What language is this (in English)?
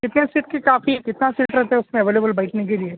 Urdu